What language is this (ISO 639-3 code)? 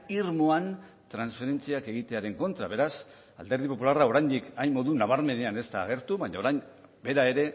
eus